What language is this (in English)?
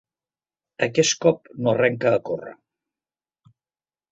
Catalan